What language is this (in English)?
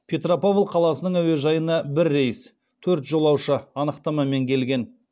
Kazakh